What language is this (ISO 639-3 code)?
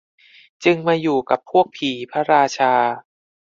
tha